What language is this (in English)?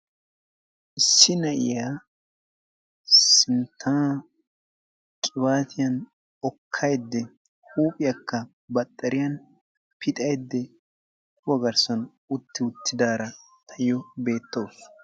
Wolaytta